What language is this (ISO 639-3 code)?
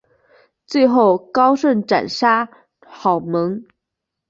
zho